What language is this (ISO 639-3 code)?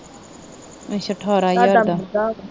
pan